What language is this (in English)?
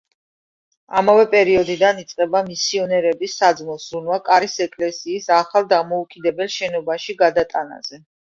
Georgian